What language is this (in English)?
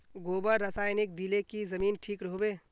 Magahi